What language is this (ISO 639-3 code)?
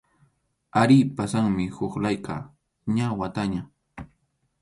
qxu